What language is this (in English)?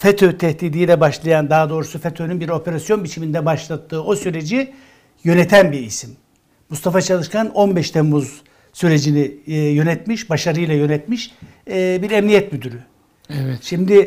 Turkish